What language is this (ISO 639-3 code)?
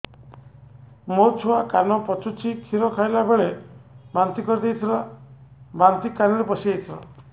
ori